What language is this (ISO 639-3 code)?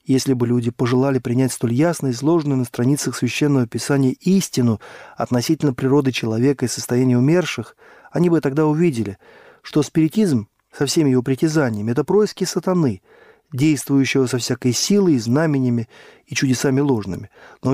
rus